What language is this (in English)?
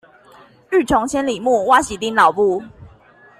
Chinese